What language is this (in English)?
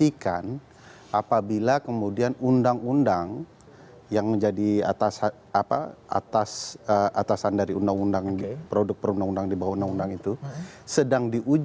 Indonesian